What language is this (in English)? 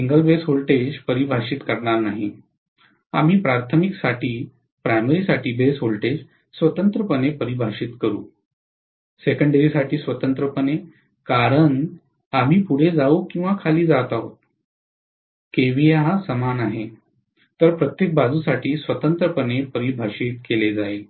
Marathi